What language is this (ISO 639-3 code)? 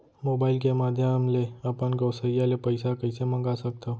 hne